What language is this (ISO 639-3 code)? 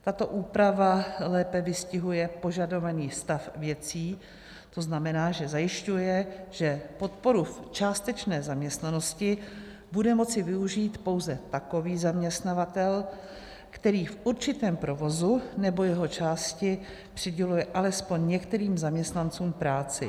ces